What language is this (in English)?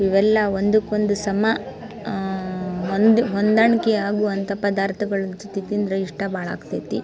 Kannada